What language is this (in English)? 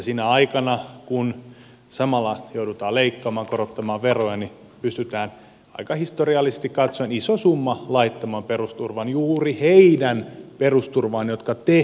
Finnish